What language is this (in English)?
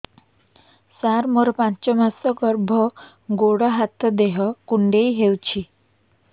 Odia